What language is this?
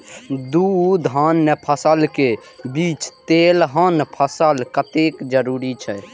Maithili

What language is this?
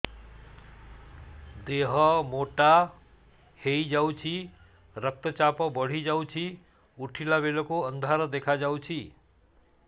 Odia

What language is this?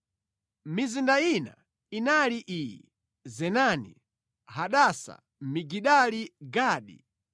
Nyanja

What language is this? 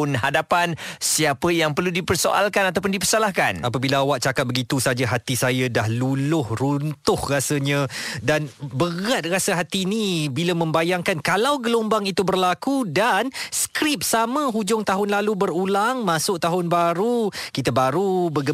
Malay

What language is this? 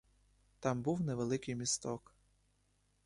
Ukrainian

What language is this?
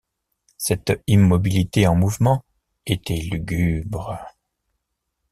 French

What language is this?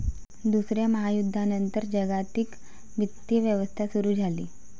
Marathi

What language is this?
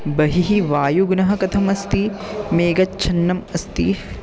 Sanskrit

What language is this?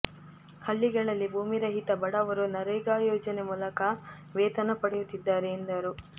Kannada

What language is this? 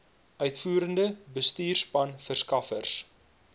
Afrikaans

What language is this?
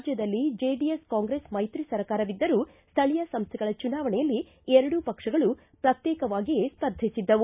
Kannada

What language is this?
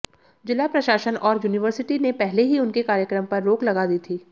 Hindi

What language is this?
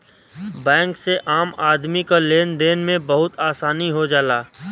Bhojpuri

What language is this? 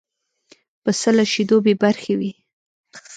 Pashto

